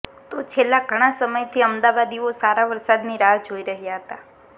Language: Gujarati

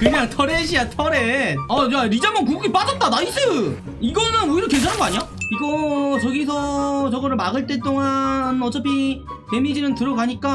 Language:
Korean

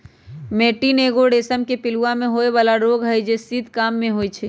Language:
Magahi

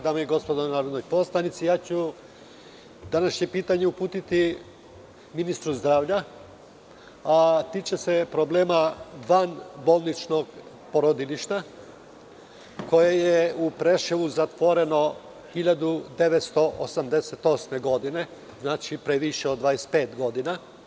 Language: Serbian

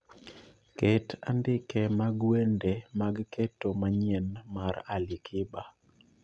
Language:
Luo (Kenya and Tanzania)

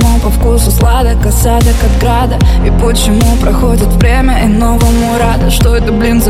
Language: Russian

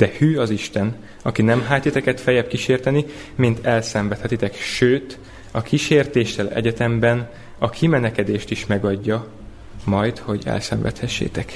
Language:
Hungarian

